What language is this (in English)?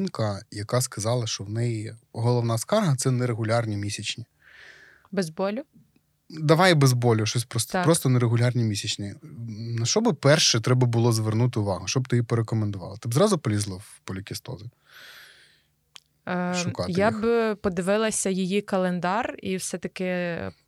Ukrainian